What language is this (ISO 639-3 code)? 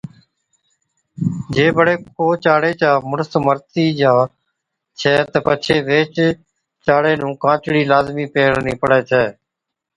odk